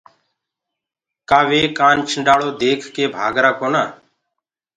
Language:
Gurgula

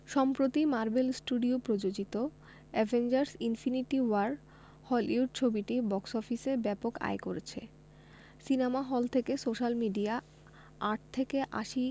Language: Bangla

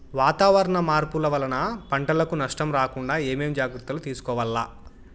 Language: Telugu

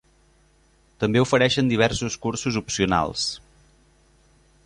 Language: Catalan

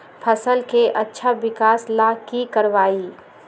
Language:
Magahi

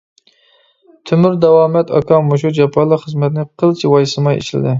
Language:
Uyghur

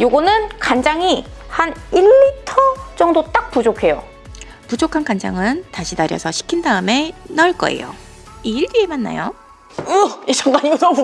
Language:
Korean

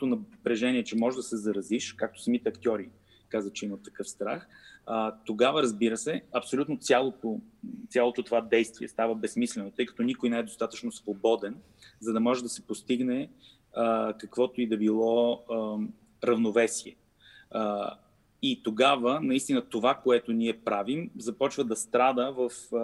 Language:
Bulgarian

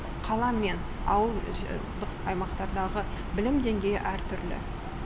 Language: Kazakh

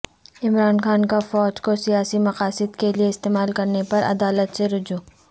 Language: Urdu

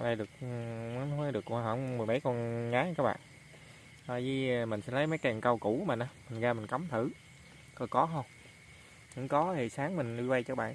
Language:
Vietnamese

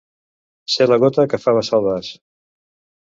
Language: Catalan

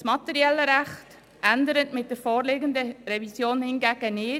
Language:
Swiss German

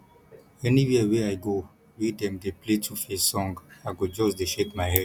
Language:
Nigerian Pidgin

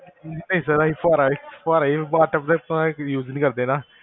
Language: Punjabi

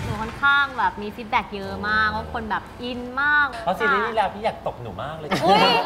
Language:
Thai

